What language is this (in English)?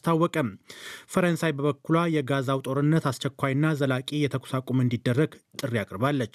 Amharic